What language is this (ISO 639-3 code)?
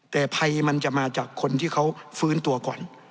tha